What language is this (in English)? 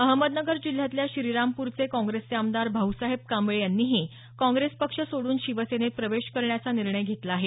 Marathi